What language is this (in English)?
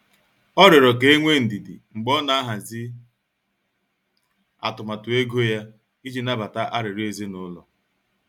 Igbo